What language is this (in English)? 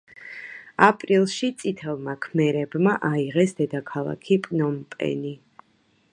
Georgian